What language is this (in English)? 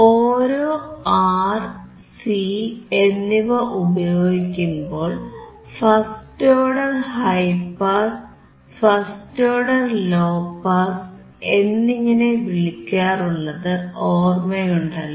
Malayalam